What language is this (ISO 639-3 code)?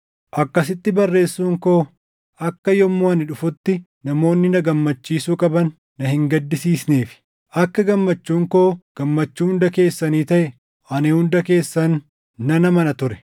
orm